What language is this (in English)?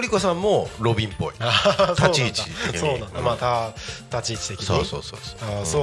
Japanese